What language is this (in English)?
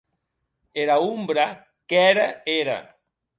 Occitan